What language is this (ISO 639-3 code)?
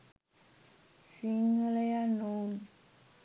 sin